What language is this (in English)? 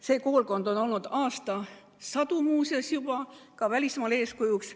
Estonian